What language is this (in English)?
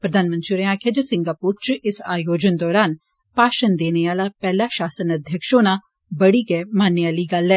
Dogri